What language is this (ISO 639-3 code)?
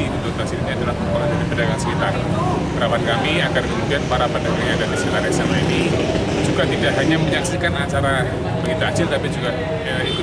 ind